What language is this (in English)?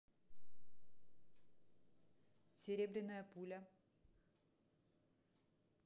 Russian